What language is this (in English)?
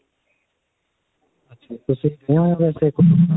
Punjabi